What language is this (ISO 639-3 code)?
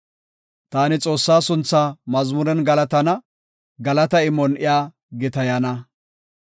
gof